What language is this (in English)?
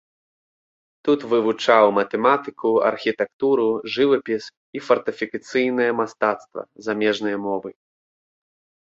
Belarusian